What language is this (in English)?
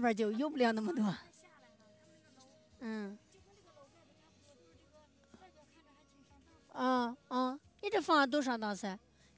Chinese